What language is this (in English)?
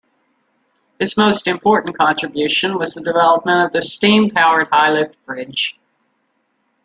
English